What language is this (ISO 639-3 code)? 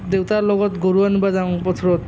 asm